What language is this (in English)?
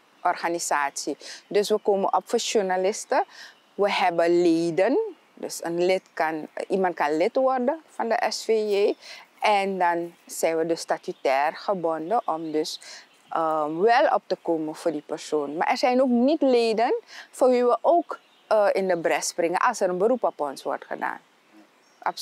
Dutch